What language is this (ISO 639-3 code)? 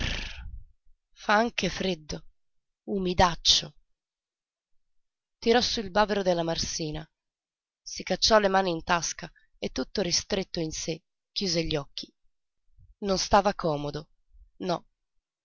ita